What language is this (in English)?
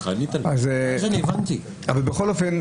Hebrew